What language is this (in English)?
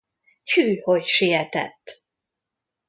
Hungarian